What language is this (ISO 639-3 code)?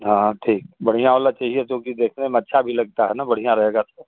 hin